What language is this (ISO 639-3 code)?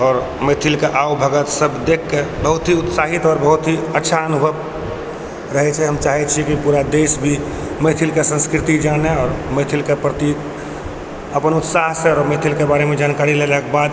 mai